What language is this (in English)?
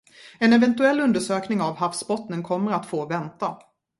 Swedish